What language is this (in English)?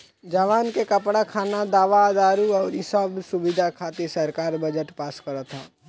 Bhojpuri